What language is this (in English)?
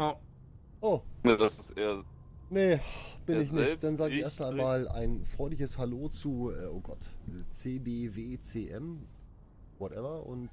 German